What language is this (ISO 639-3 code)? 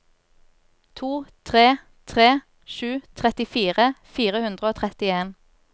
nor